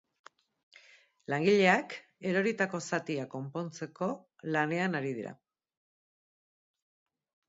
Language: Basque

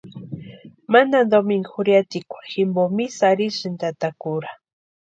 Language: Western Highland Purepecha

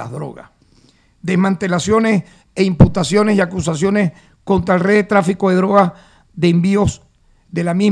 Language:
Spanish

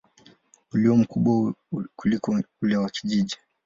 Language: Swahili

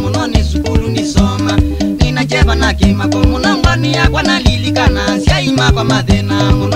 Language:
Turkish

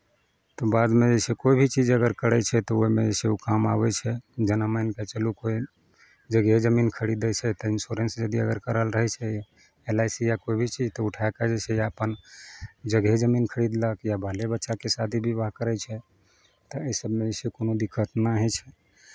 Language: Maithili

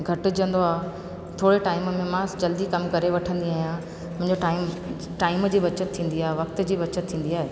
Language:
Sindhi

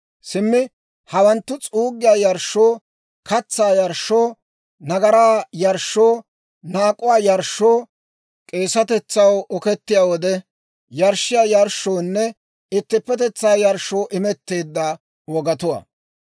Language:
Dawro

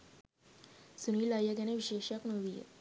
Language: Sinhala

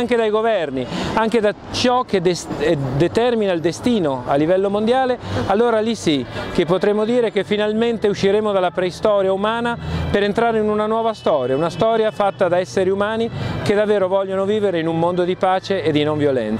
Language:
Italian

